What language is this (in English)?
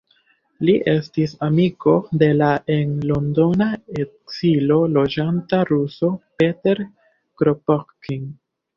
Esperanto